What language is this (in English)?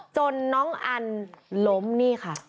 Thai